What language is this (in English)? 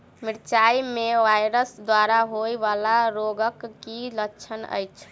Maithili